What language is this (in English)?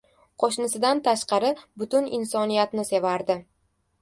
Uzbek